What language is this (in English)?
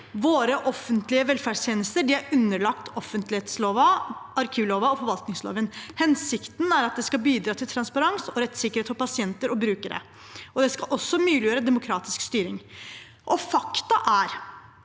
Norwegian